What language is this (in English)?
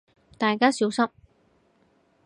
Cantonese